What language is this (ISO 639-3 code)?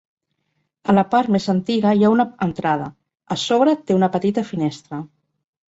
cat